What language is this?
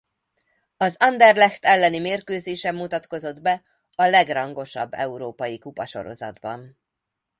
Hungarian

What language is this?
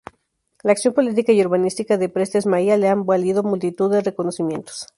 Spanish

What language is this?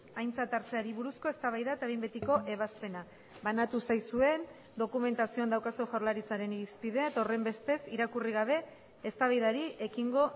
Basque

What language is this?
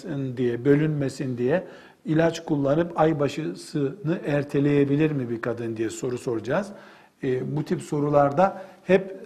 Turkish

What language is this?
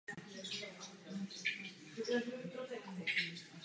Czech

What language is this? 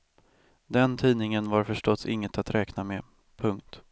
Swedish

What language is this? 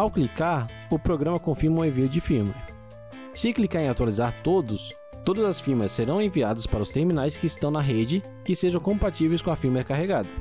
Portuguese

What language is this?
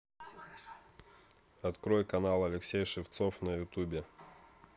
Russian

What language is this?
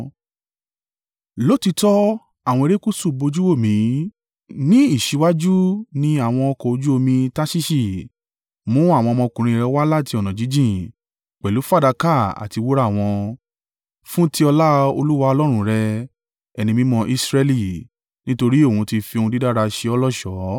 Yoruba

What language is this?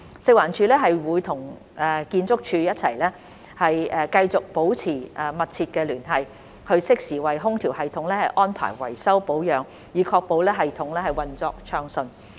Cantonese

